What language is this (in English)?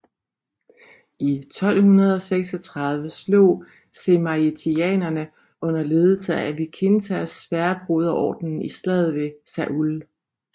Danish